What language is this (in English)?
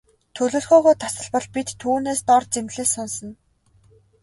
Mongolian